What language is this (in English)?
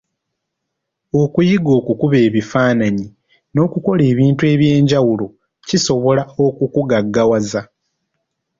Ganda